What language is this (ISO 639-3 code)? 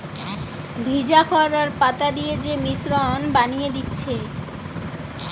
ben